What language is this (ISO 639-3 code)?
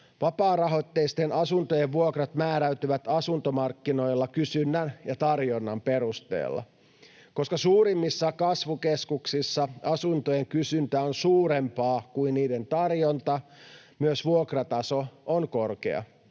fin